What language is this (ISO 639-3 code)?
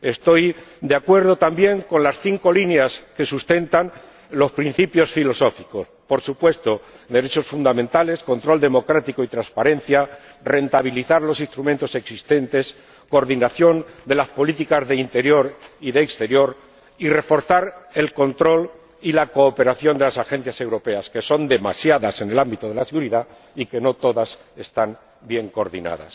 spa